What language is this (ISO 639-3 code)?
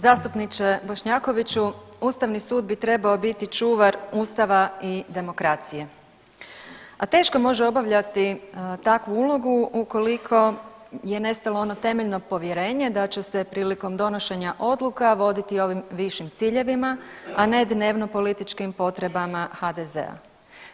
hrv